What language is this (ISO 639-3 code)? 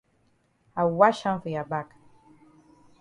wes